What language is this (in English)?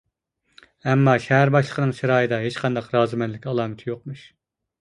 Uyghur